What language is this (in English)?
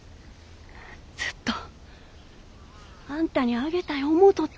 Japanese